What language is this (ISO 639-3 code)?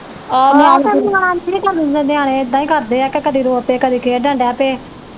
pan